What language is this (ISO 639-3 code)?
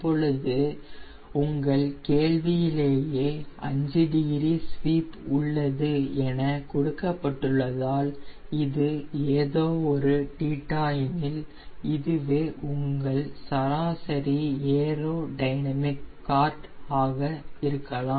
tam